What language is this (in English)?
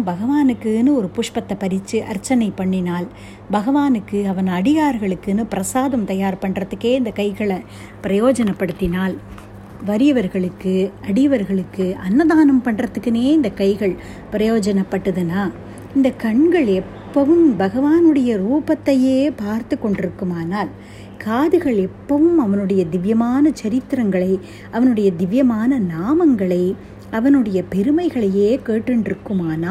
Tamil